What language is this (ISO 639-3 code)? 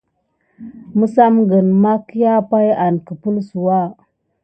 gid